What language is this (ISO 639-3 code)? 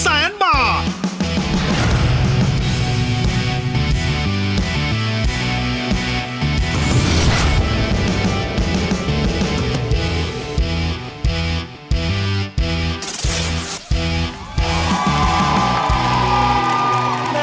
tha